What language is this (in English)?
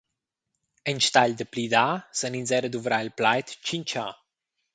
Romansh